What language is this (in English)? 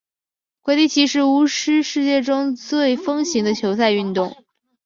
Chinese